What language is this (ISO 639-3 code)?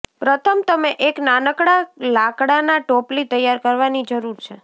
guj